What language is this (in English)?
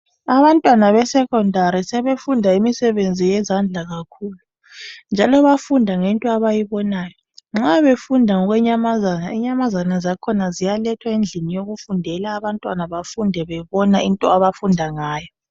North Ndebele